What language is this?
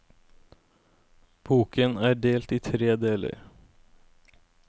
Norwegian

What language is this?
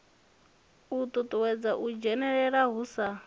Venda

